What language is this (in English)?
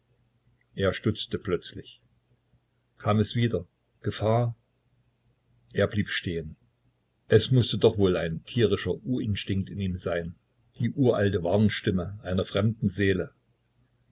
German